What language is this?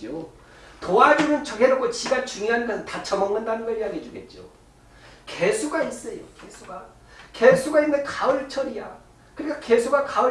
Korean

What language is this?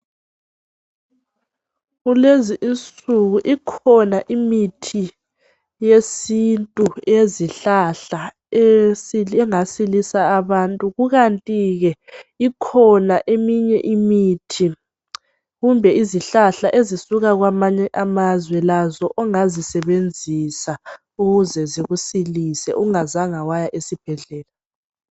North Ndebele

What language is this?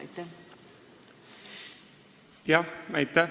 Estonian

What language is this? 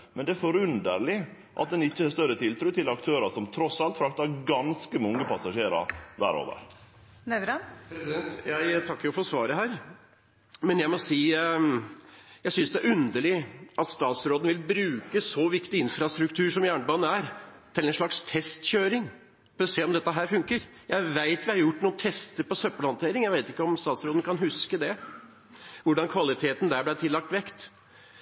Norwegian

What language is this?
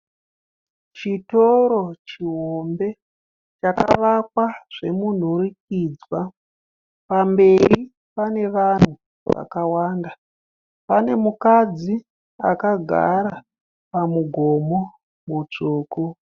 Shona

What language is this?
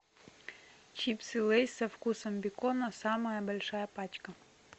Russian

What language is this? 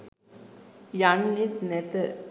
Sinhala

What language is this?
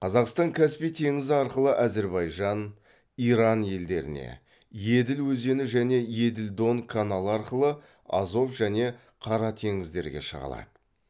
Kazakh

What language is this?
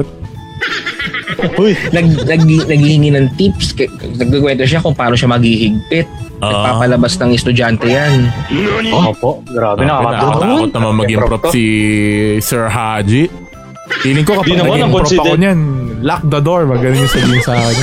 Filipino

